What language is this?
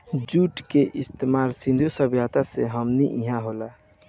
Bhojpuri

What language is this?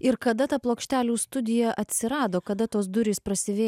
Lithuanian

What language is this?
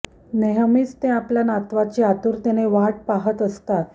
Marathi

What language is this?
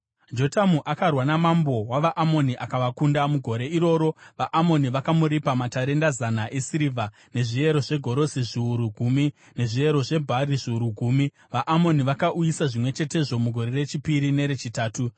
Shona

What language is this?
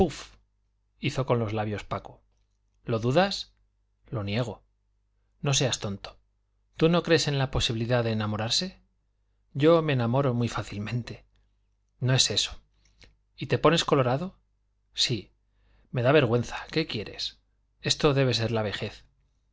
Spanish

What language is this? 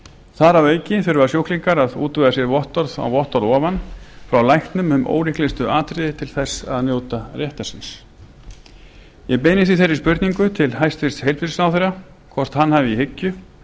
Icelandic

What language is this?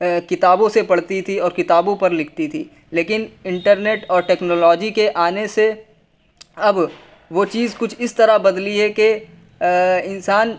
Urdu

